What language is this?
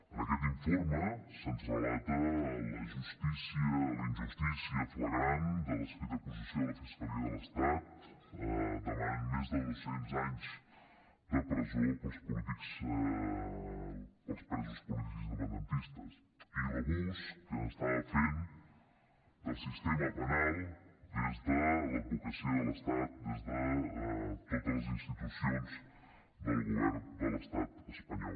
Catalan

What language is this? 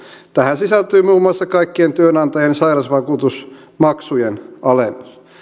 Finnish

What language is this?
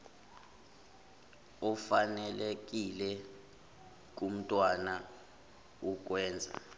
Zulu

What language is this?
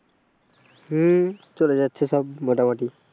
Bangla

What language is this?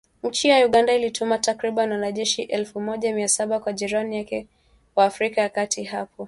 Swahili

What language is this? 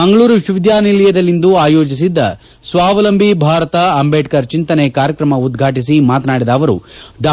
Kannada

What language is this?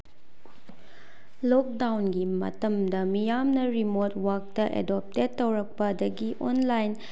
Manipuri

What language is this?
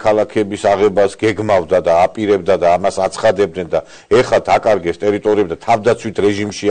Romanian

